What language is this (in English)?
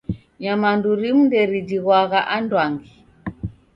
Taita